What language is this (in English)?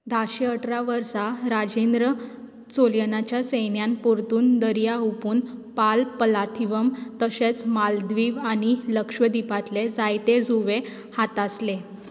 Konkani